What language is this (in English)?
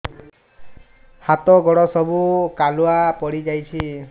Odia